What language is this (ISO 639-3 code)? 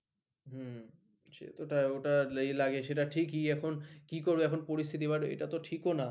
ben